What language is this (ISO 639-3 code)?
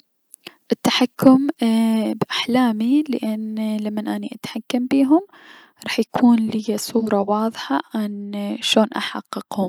acm